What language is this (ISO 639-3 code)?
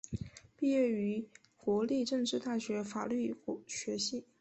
zho